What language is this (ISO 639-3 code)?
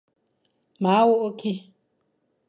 fan